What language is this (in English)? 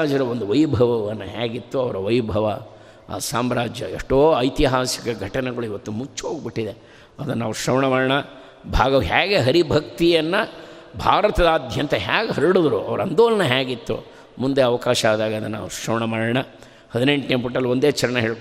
Kannada